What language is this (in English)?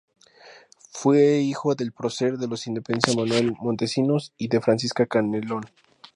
Spanish